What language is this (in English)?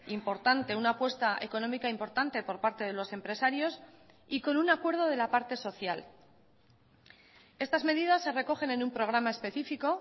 Spanish